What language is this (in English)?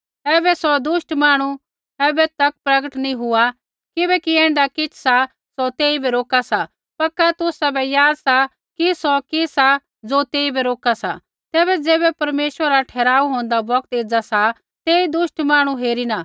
Kullu Pahari